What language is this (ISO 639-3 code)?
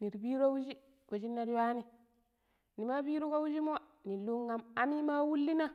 pip